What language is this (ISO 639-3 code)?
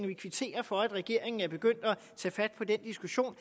dan